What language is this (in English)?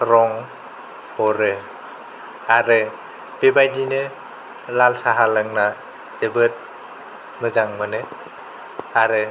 Bodo